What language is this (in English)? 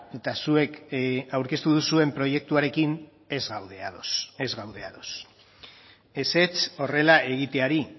Basque